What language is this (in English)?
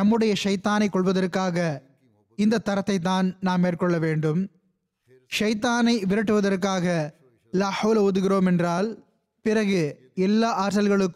Tamil